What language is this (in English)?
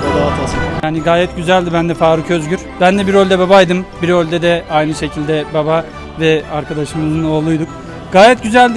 Turkish